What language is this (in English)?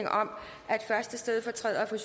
Danish